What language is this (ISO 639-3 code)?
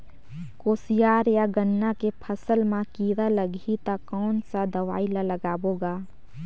hne